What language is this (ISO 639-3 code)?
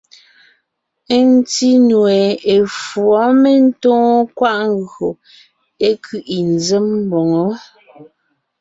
nnh